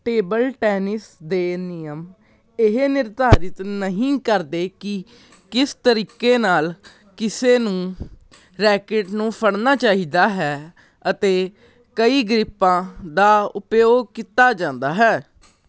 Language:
Punjabi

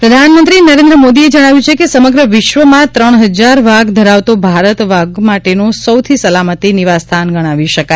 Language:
Gujarati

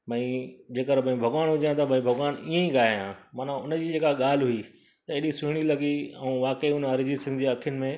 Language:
Sindhi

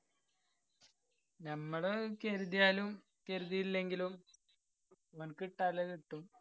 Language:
Malayalam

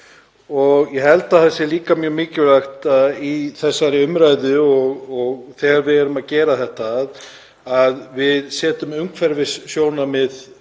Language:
Icelandic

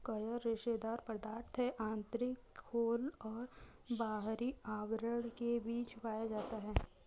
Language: Hindi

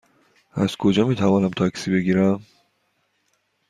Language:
Persian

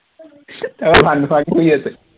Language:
Assamese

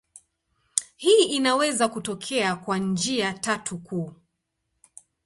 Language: Swahili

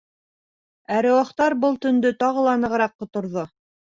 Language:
Bashkir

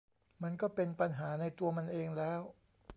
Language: Thai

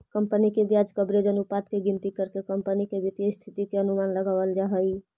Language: Magahi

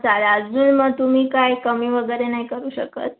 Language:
Marathi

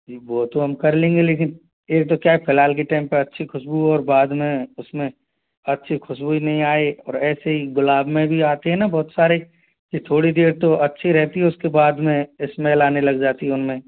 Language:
Hindi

